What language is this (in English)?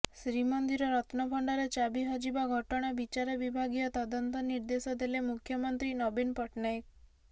Odia